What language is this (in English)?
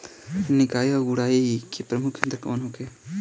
Bhojpuri